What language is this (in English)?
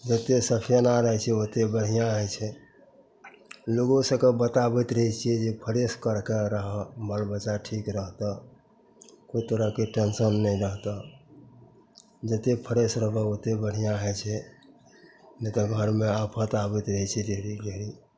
Maithili